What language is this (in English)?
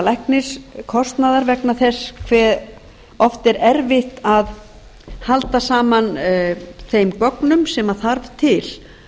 Icelandic